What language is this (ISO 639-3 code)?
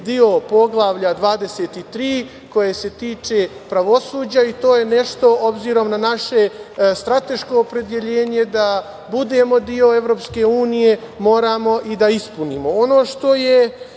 srp